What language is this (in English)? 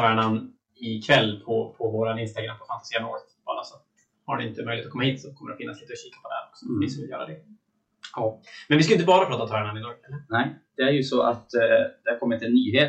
Swedish